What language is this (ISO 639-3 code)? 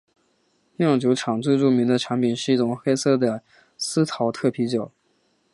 zho